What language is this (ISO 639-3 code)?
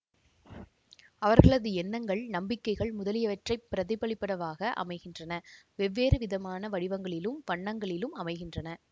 tam